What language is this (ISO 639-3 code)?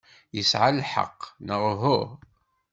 kab